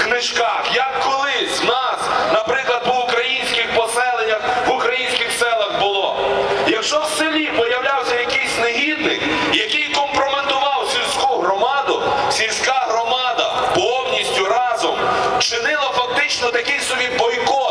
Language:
Ukrainian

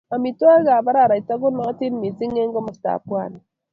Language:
Kalenjin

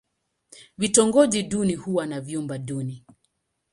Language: Swahili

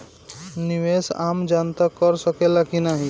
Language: Bhojpuri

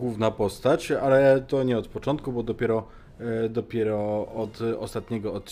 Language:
Polish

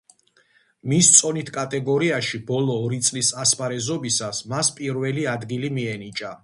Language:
Georgian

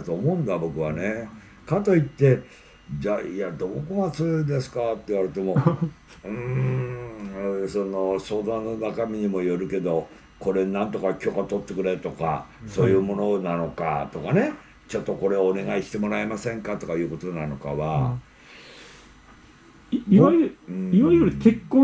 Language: Japanese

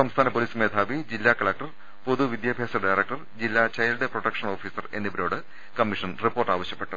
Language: Malayalam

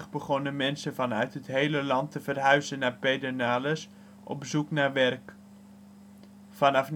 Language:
Dutch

